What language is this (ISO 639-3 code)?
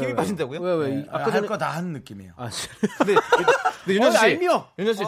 kor